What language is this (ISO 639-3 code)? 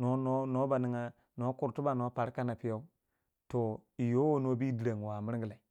wja